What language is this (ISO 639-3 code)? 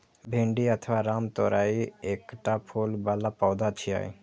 mai